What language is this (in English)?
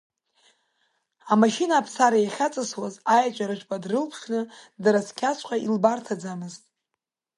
Abkhazian